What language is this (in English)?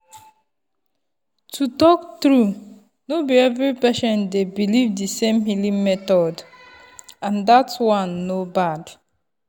Nigerian Pidgin